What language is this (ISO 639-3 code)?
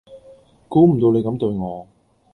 yue